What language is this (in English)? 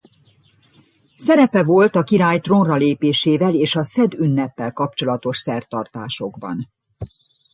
Hungarian